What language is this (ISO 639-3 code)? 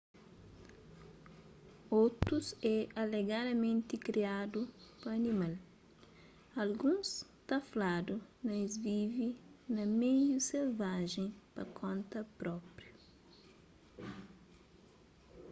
kea